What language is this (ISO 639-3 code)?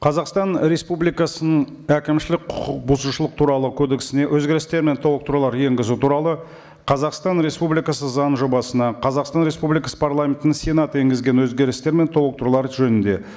kaz